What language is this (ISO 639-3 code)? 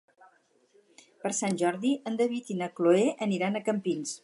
cat